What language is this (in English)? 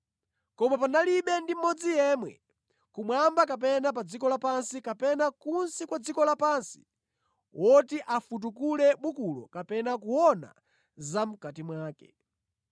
Nyanja